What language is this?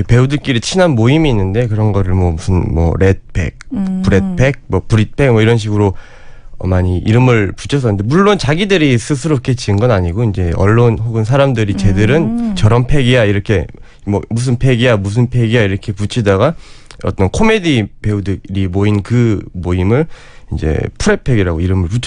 Korean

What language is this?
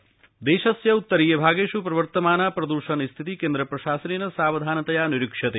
Sanskrit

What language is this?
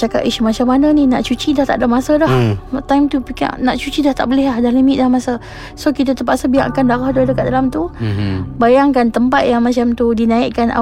Malay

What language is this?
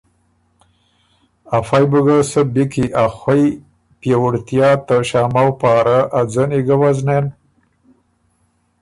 Ormuri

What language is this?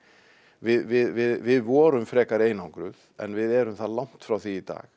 Icelandic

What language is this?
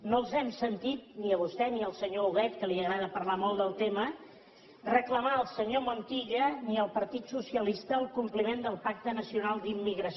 Catalan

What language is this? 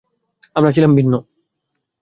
Bangla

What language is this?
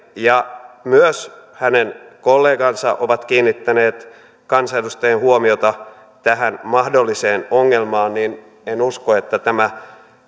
Finnish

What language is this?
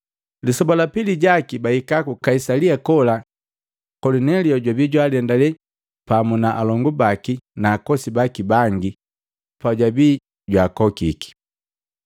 Matengo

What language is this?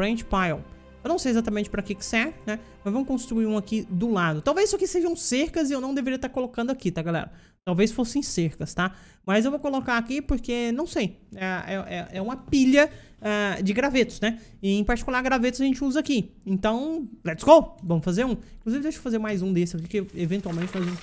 Portuguese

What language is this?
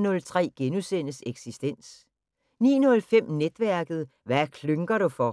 Danish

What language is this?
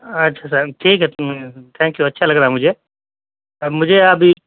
Urdu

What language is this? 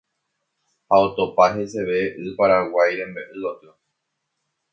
Guarani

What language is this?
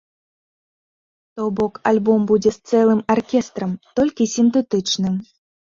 Belarusian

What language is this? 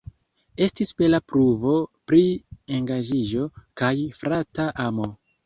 Esperanto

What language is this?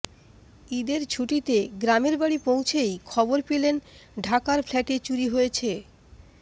Bangla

